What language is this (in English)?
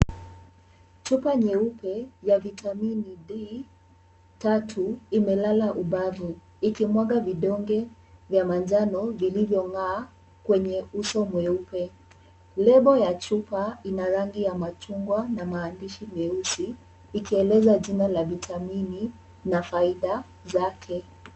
Swahili